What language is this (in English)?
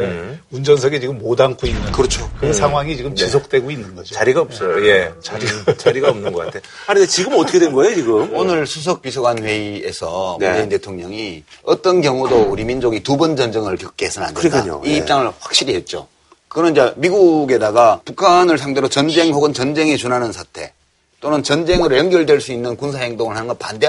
Korean